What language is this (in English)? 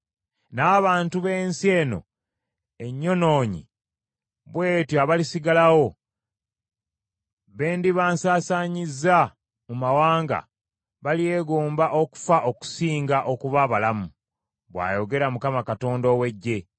Ganda